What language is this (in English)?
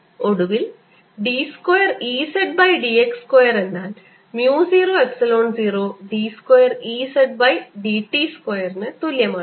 Malayalam